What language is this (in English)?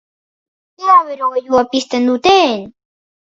Basque